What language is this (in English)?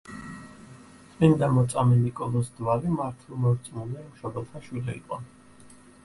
Georgian